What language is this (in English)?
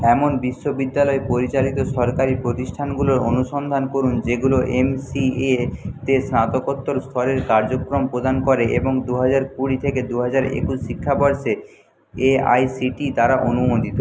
Bangla